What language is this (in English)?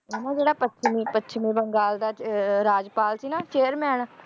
Punjabi